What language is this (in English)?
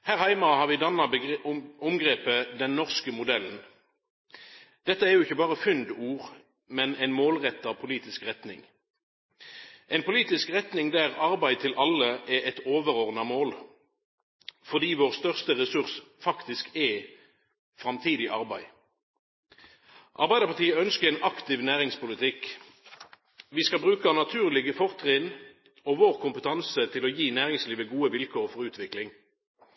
Norwegian Nynorsk